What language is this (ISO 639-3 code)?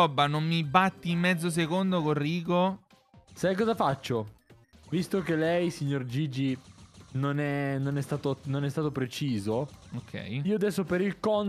ita